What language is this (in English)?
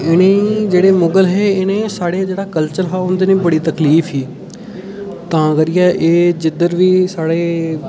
Dogri